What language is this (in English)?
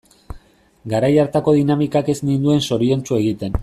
Basque